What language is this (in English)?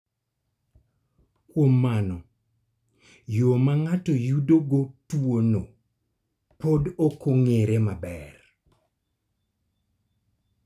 Luo (Kenya and Tanzania)